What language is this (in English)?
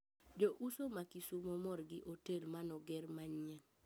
Luo (Kenya and Tanzania)